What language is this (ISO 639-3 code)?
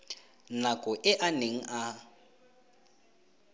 tsn